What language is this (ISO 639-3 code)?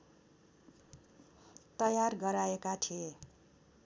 nep